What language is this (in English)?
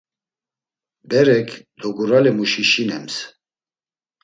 Laz